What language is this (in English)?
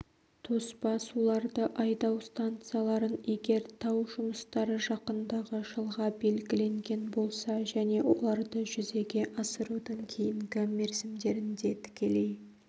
Kazakh